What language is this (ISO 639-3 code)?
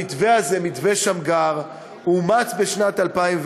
heb